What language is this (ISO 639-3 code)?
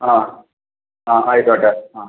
mal